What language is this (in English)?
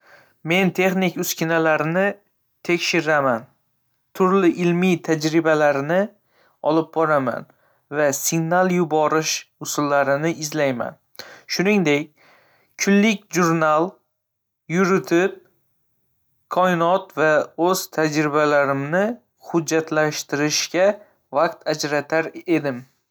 Uzbek